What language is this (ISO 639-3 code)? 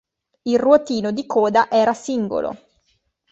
ita